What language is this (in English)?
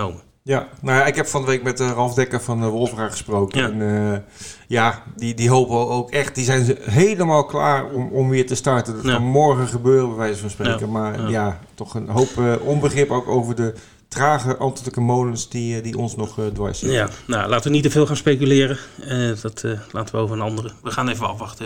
Dutch